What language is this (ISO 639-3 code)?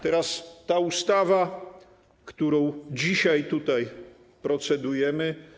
pol